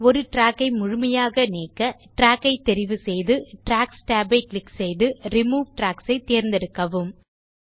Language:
Tamil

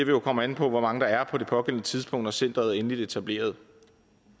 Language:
Danish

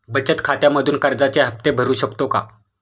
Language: Marathi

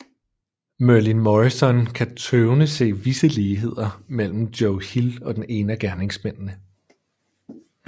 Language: Danish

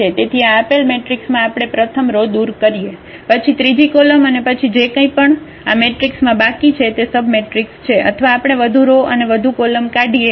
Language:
Gujarati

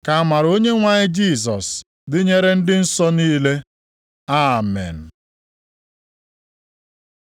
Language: Igbo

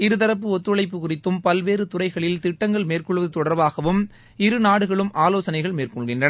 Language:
Tamil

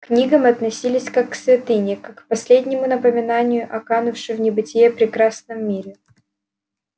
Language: Russian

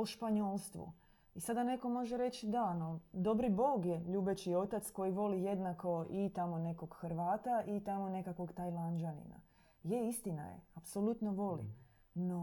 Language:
Croatian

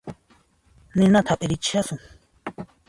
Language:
Puno Quechua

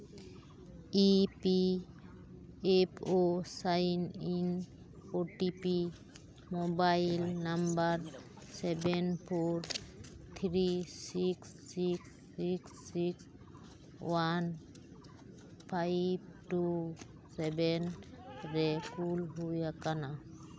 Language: Santali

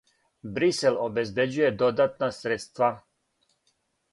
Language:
Serbian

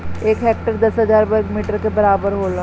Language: Bhojpuri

